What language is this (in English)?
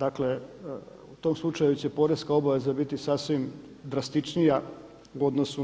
Croatian